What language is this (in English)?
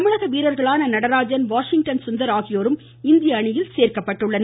Tamil